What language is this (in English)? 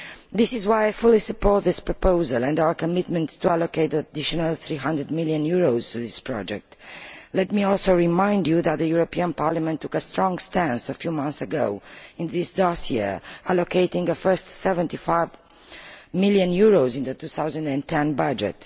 English